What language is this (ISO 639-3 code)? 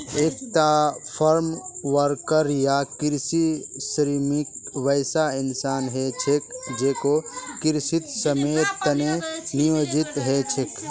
mag